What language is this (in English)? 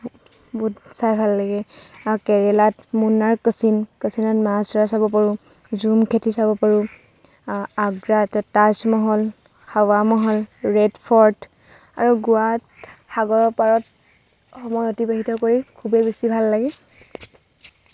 Assamese